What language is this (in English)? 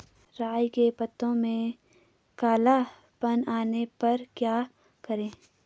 Hindi